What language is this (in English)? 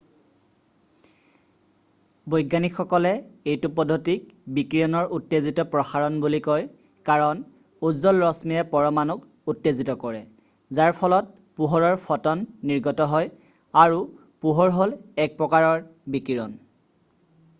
Assamese